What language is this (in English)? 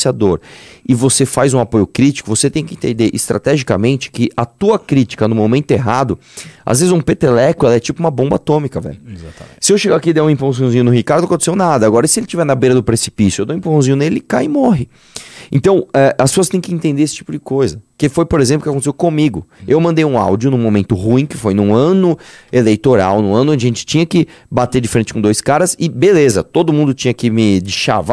Portuguese